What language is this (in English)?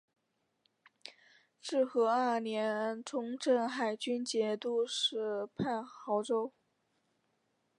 Chinese